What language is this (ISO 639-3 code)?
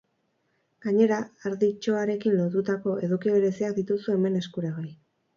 eus